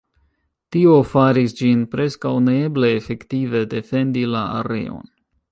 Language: Esperanto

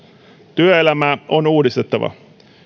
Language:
Finnish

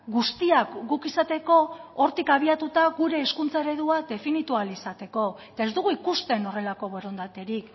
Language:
Basque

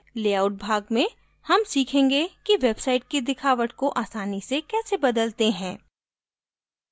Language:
Hindi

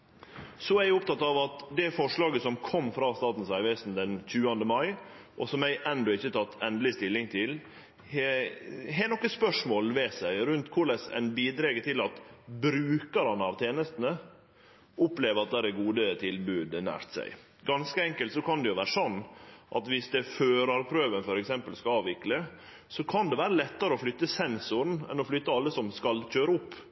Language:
Norwegian Nynorsk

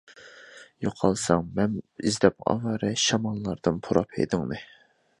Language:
Uyghur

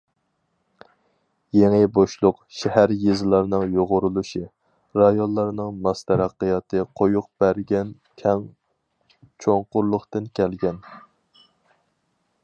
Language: Uyghur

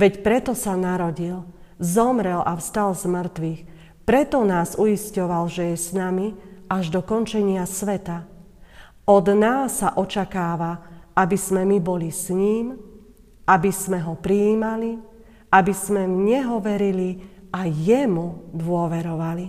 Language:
Slovak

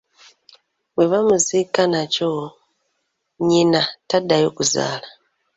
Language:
Ganda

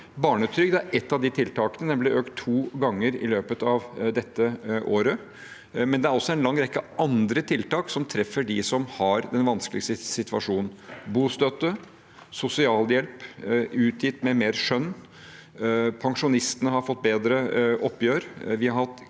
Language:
Norwegian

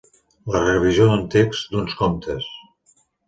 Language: Catalan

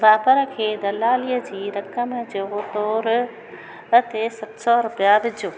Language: Sindhi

